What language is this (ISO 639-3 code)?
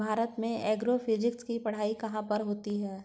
hin